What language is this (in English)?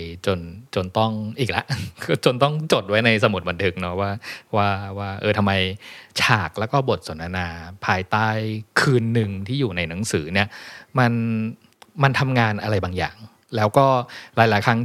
Thai